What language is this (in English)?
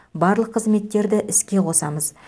Kazakh